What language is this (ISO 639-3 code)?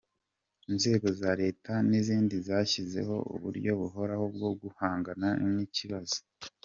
kin